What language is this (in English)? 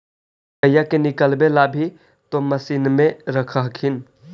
Magahi